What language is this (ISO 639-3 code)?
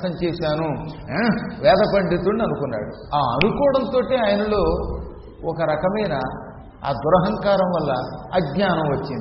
tel